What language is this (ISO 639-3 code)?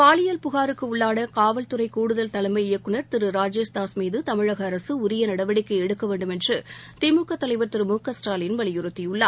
tam